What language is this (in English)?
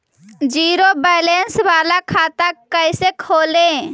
Magahi